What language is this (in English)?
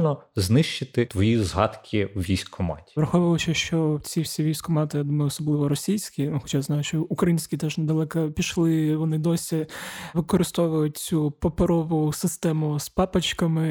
Ukrainian